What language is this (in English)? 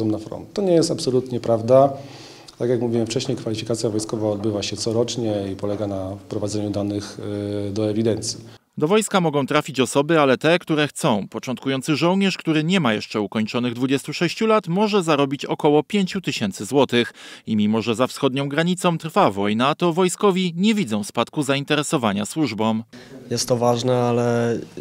Polish